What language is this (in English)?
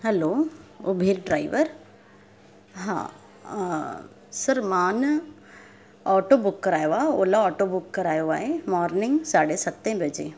Sindhi